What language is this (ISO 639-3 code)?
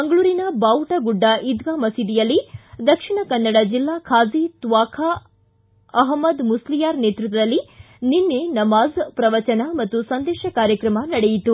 kan